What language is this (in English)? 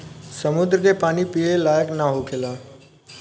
Bhojpuri